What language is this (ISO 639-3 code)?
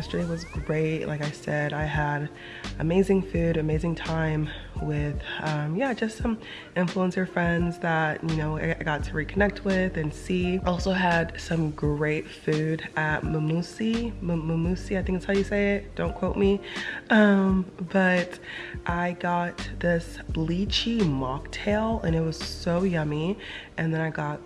eng